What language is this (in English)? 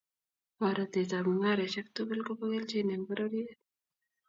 Kalenjin